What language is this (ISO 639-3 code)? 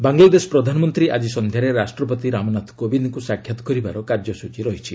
ori